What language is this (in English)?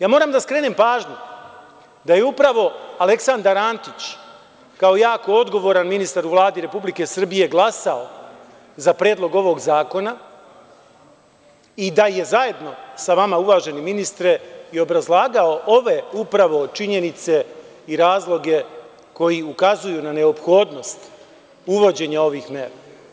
Serbian